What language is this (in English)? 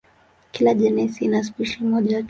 Swahili